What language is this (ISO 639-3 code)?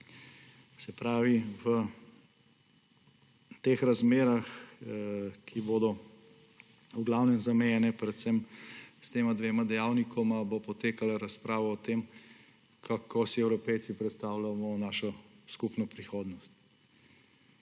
slv